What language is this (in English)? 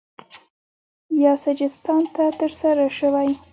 Pashto